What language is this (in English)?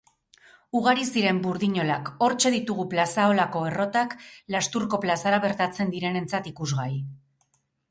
Basque